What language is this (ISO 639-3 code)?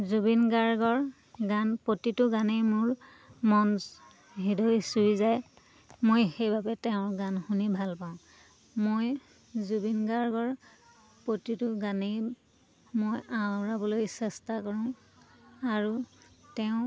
asm